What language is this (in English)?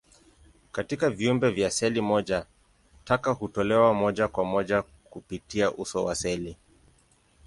Swahili